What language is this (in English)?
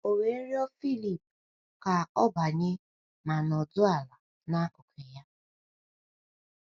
Igbo